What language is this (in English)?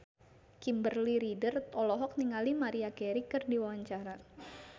Sundanese